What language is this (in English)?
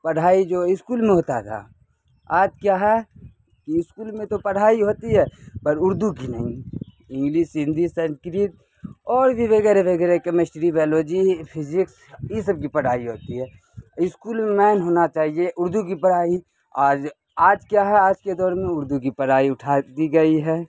Urdu